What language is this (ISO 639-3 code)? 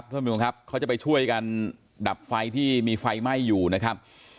tha